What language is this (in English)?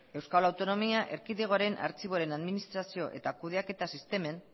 Basque